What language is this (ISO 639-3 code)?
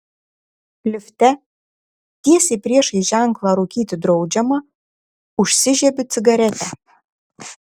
lit